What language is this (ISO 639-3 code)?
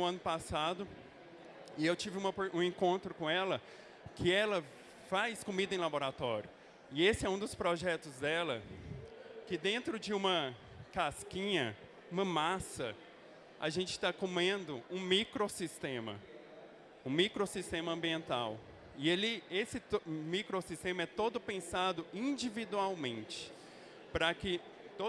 por